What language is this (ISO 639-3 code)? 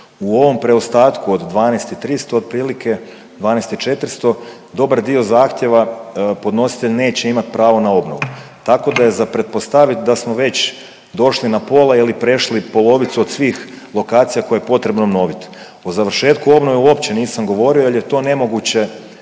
hrv